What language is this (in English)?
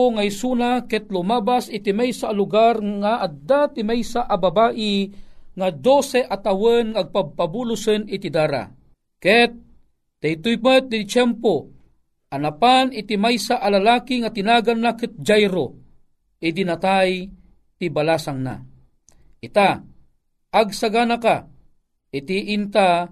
Filipino